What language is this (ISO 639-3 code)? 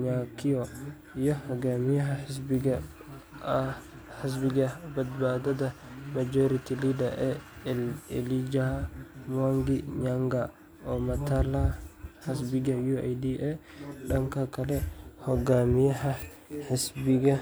som